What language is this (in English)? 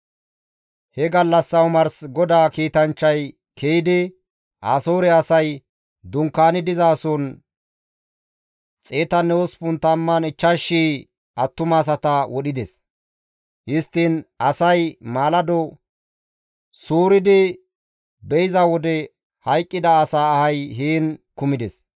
Gamo